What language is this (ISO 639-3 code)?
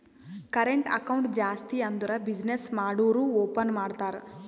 kan